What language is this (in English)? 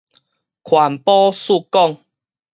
Min Nan Chinese